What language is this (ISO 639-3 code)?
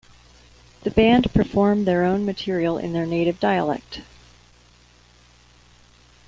eng